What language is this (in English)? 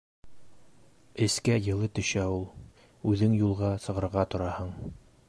Bashkir